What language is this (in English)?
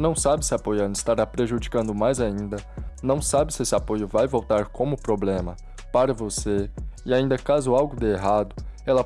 Portuguese